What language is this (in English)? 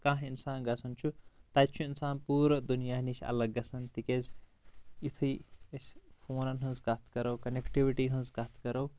Kashmiri